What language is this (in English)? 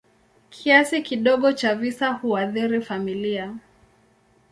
Swahili